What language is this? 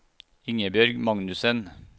Norwegian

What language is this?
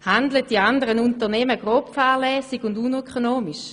Swiss German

